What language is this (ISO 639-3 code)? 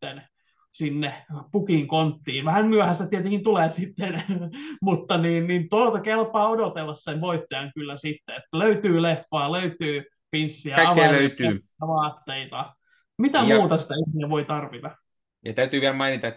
fin